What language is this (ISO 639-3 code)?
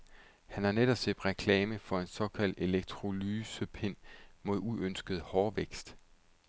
dan